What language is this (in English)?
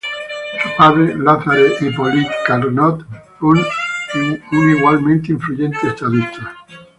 Spanish